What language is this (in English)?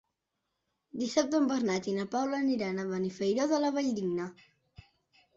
Catalan